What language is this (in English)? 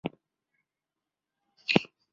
Chinese